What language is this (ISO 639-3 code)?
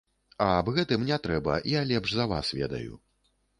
bel